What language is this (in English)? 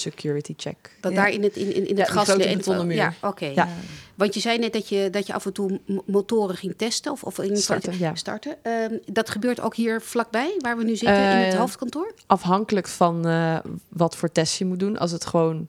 Dutch